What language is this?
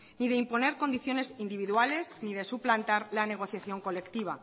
Spanish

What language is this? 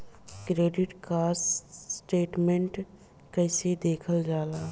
Bhojpuri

